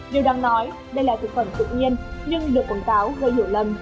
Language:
Vietnamese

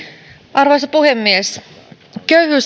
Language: Finnish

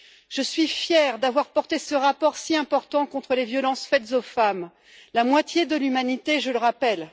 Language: French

